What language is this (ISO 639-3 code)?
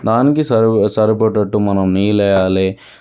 tel